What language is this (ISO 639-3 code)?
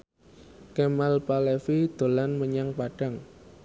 jav